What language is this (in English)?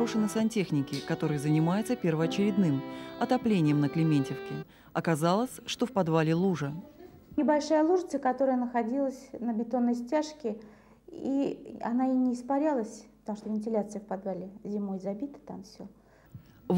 Russian